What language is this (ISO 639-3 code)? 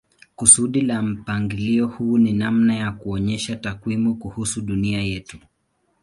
swa